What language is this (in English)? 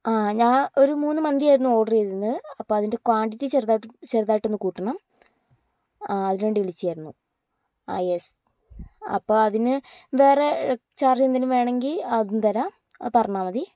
Malayalam